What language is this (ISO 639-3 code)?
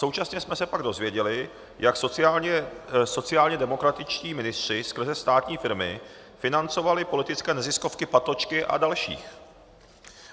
ces